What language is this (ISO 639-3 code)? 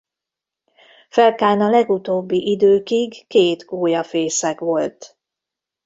hun